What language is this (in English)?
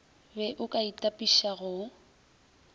Northern Sotho